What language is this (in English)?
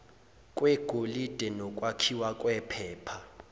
Zulu